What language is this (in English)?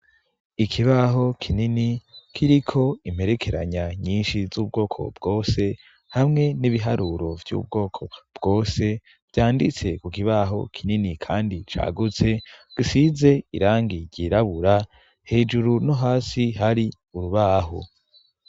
Rundi